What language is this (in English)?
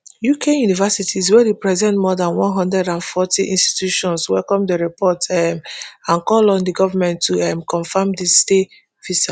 Nigerian Pidgin